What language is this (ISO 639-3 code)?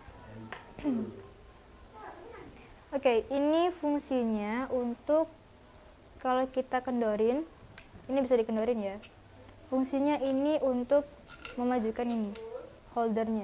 ind